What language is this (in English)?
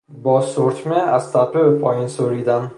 Persian